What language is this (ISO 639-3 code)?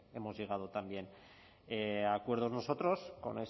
spa